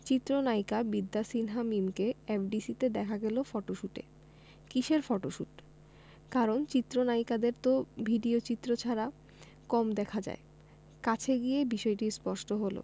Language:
Bangla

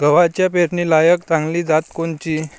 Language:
Marathi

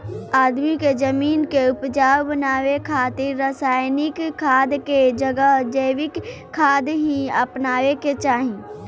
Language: Bhojpuri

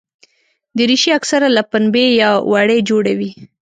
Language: Pashto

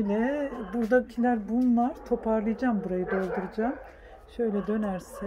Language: Turkish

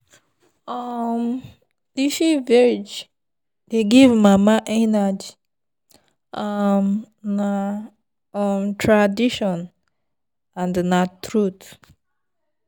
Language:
Nigerian Pidgin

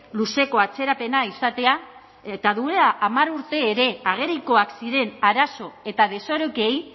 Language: Basque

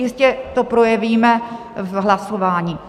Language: Czech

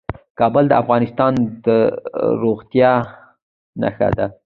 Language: Pashto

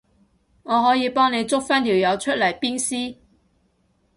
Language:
Cantonese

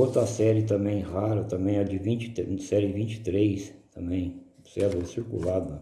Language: Portuguese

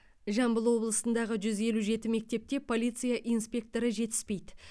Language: Kazakh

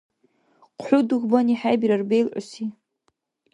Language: Dargwa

